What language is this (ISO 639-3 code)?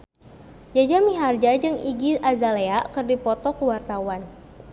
sun